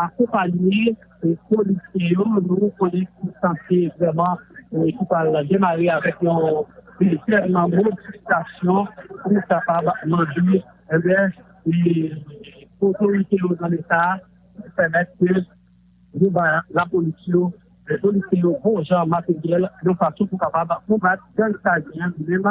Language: French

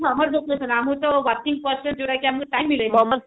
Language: Odia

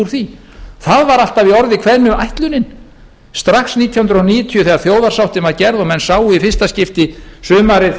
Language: Icelandic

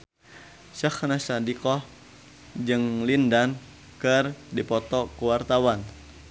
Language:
Sundanese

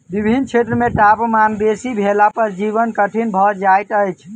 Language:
Maithili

